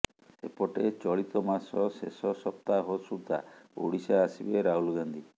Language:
Odia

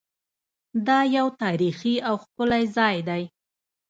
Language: Pashto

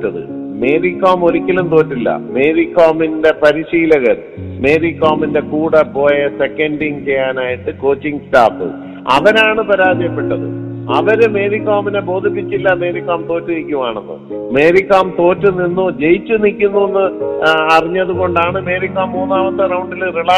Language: Malayalam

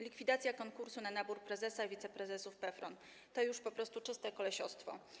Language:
Polish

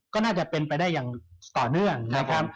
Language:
Thai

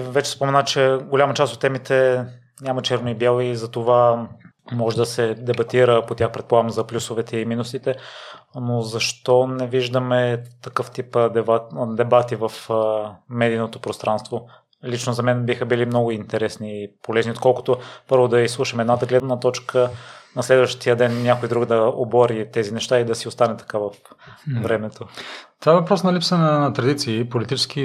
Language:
Bulgarian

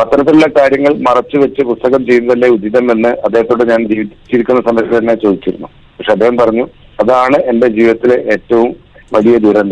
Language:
Malayalam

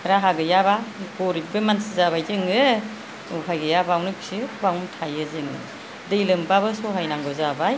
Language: Bodo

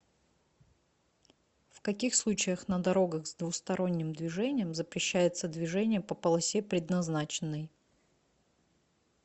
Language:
Russian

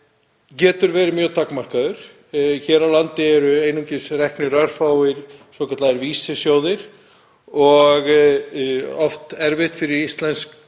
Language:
Icelandic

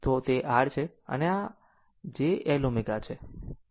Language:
Gujarati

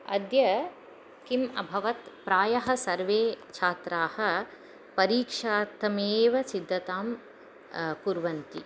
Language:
Sanskrit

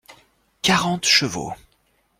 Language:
French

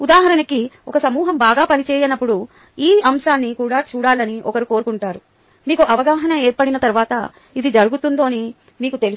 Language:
Telugu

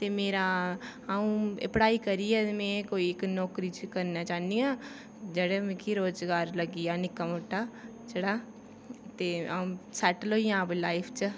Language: Dogri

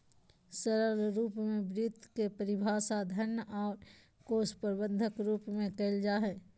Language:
Magahi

